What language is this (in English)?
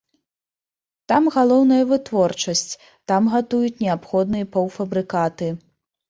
Belarusian